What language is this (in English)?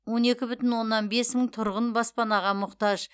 Kazakh